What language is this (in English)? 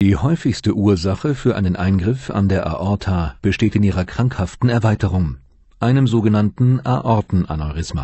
German